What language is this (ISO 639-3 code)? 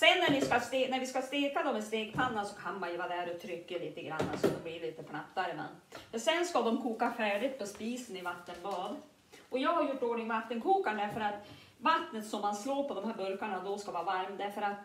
swe